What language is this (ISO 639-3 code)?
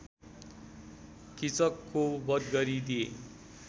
nep